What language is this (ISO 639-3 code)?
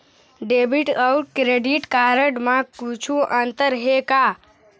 hne